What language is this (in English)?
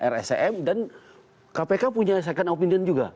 Indonesian